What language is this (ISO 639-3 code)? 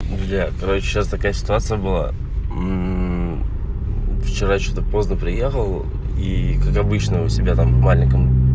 rus